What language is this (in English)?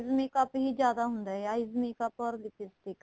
Punjabi